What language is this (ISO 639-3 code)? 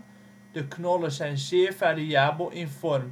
nld